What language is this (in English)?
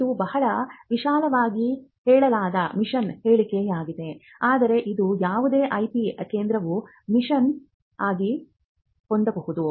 Kannada